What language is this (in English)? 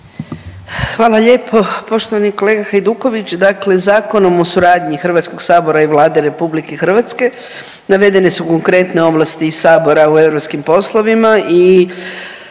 Croatian